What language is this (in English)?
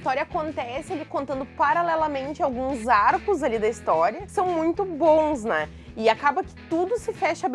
Portuguese